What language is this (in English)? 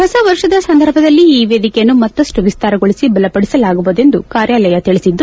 Kannada